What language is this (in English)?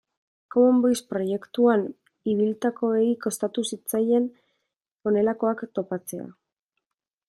Basque